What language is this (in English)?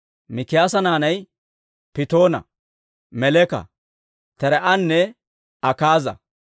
Dawro